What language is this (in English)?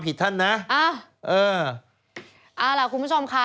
Thai